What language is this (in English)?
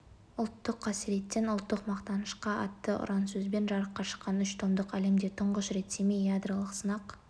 Kazakh